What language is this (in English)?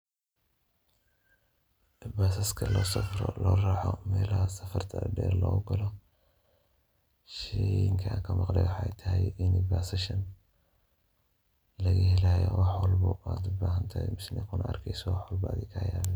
Somali